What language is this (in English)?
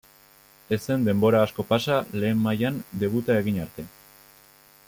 Basque